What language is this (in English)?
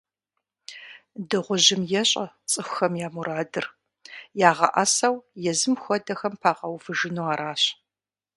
Kabardian